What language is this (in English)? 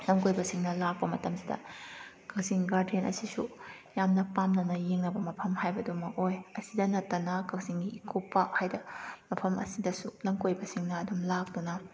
Manipuri